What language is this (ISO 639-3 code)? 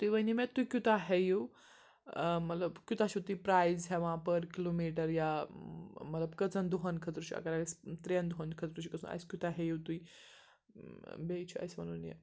kas